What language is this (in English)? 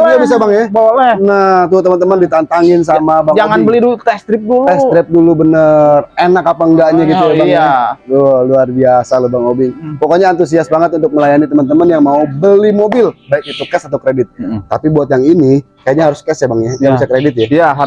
Indonesian